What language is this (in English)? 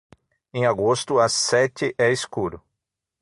Portuguese